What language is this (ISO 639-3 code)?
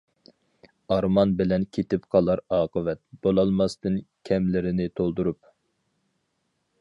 uig